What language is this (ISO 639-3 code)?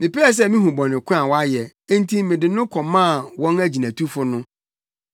aka